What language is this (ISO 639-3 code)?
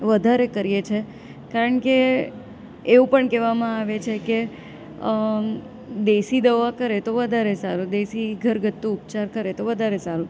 guj